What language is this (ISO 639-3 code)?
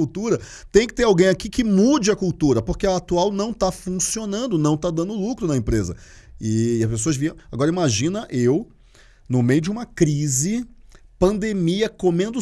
por